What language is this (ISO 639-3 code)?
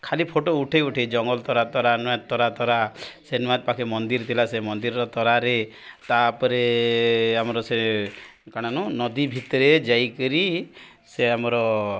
ori